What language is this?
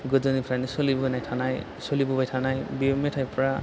Bodo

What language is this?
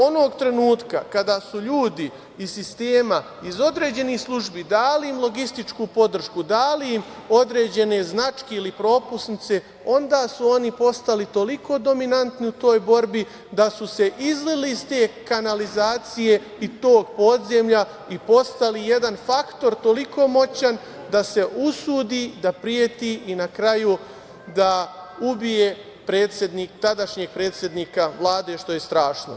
Serbian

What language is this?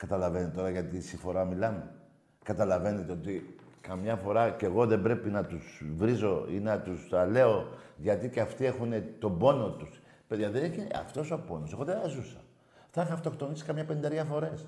Greek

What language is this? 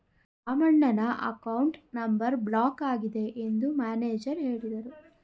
Kannada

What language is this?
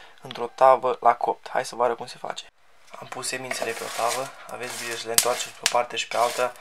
Romanian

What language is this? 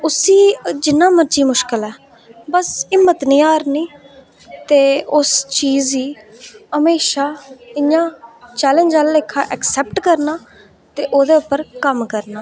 Dogri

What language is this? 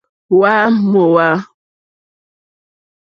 Mokpwe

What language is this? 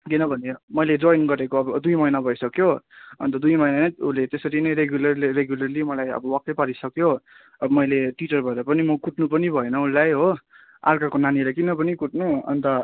Nepali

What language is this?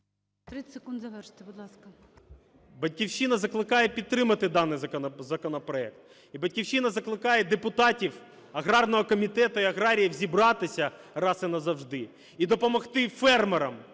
Ukrainian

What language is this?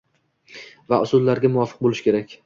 Uzbek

